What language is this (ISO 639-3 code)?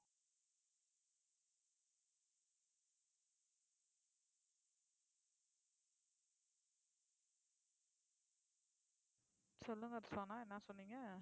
tam